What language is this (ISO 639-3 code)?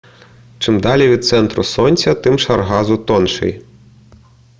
ukr